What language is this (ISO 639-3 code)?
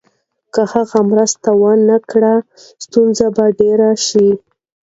pus